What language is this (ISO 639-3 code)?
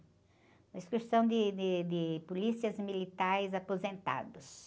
por